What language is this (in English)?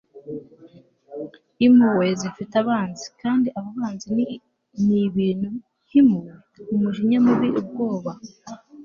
Kinyarwanda